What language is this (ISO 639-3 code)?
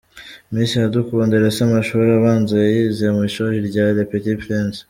kin